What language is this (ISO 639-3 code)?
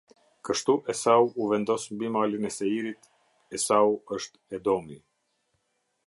sqi